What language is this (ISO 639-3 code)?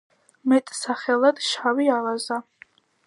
kat